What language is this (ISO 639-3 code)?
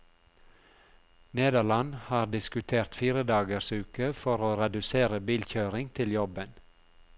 nor